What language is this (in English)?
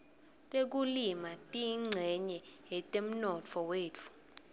Swati